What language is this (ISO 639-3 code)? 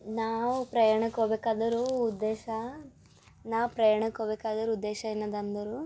kan